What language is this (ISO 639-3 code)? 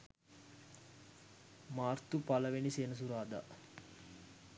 sin